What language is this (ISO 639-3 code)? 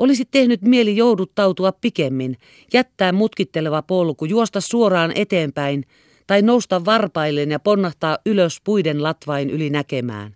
fin